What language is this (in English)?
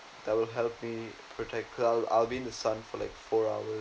English